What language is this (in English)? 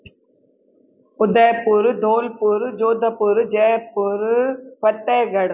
Sindhi